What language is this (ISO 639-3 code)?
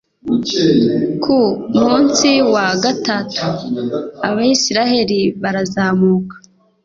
kin